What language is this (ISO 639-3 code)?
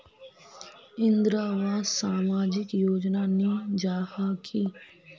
mag